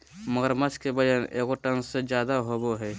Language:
Magahi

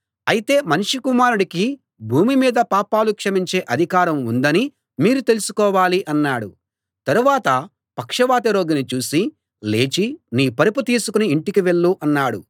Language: Telugu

